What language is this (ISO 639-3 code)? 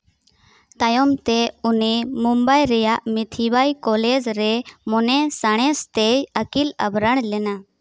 sat